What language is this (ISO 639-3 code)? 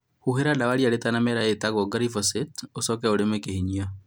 kik